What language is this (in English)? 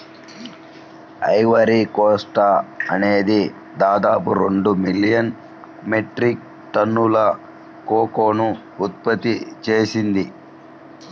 Telugu